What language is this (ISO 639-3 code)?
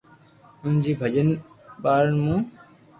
lrk